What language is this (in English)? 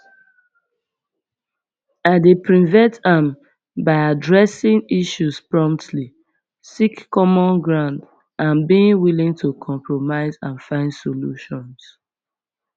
Nigerian Pidgin